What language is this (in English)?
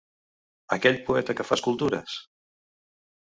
Catalan